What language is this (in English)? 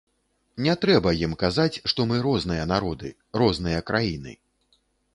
Belarusian